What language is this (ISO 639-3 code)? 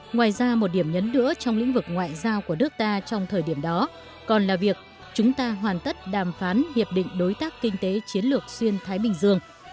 vie